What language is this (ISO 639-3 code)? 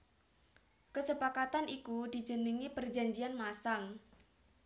jav